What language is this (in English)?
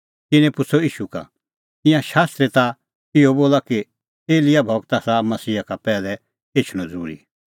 Kullu Pahari